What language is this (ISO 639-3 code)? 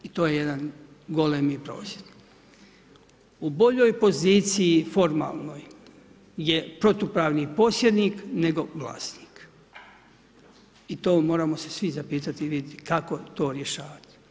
hrv